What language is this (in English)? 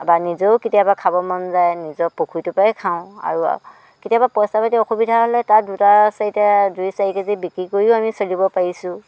Assamese